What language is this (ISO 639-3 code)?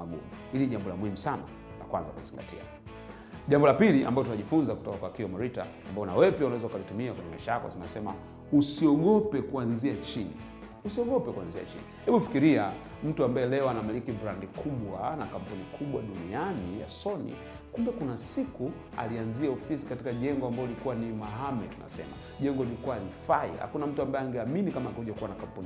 swa